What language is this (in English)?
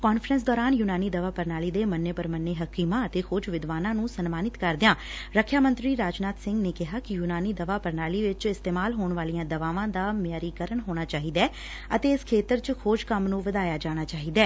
Punjabi